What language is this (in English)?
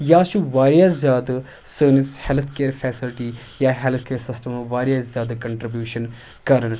Kashmiri